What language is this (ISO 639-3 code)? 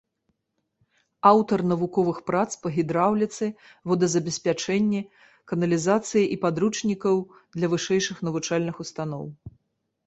bel